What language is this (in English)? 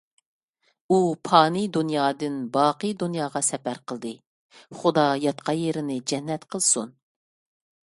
Uyghur